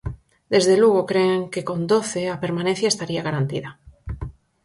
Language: Galician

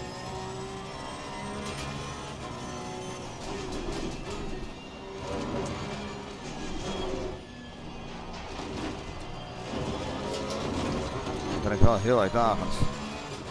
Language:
Dutch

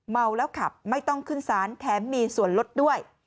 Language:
Thai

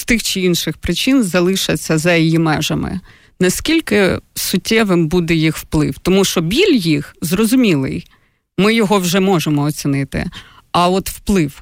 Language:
Ukrainian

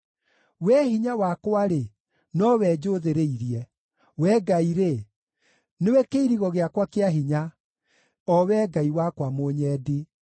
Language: Kikuyu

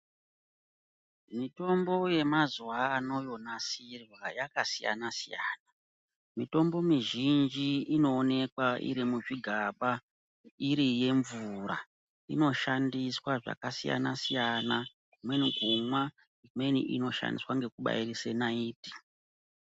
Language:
Ndau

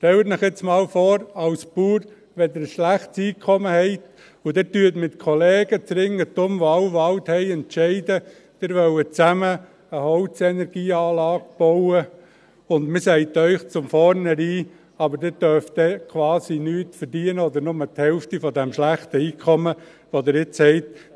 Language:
Swiss German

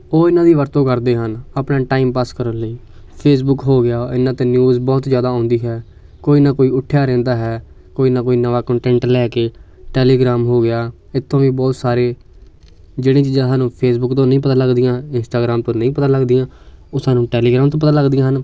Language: Punjabi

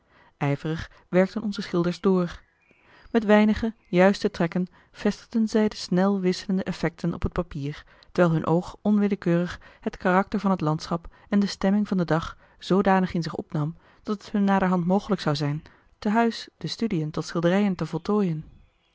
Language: Dutch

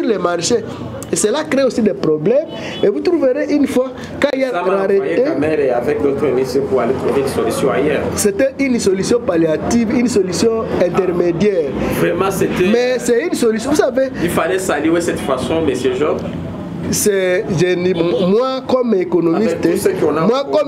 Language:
French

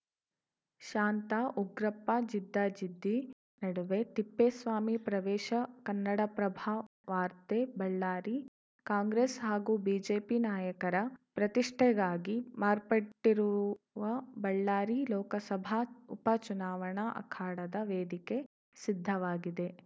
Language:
Kannada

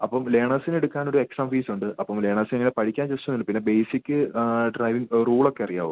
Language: Malayalam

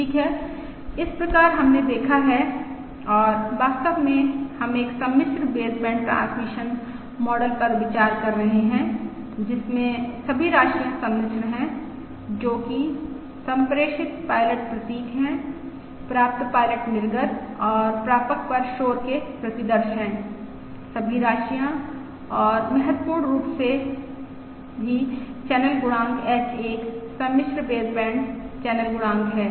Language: Hindi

